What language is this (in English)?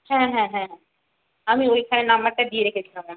Bangla